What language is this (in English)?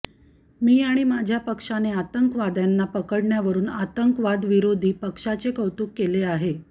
Marathi